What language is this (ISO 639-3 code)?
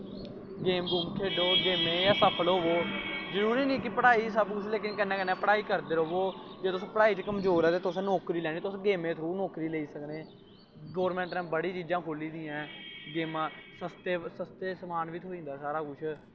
doi